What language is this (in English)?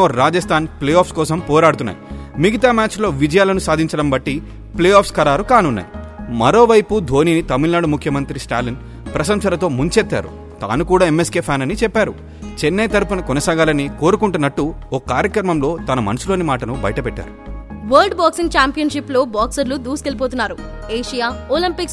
Telugu